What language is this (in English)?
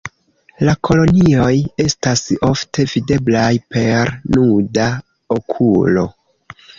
Esperanto